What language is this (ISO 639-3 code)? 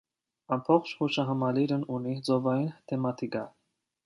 hye